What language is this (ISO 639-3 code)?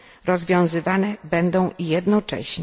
pol